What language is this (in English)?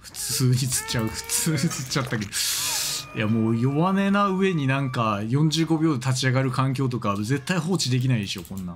Japanese